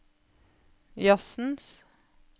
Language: Norwegian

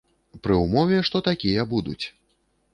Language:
Belarusian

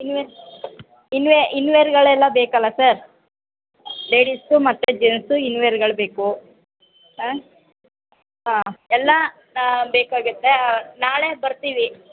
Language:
Kannada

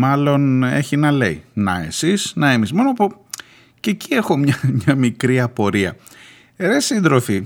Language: Greek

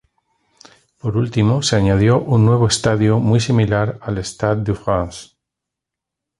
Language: Spanish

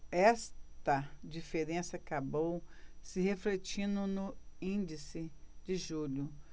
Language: Portuguese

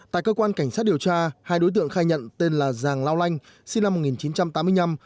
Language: Vietnamese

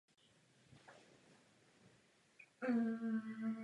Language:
Czech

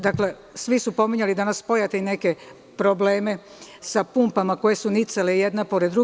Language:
Serbian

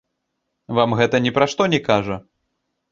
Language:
Belarusian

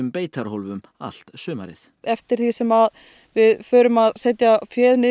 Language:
Icelandic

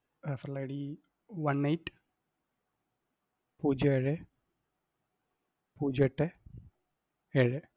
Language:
Malayalam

